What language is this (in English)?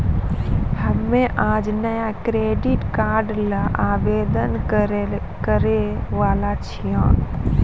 Maithili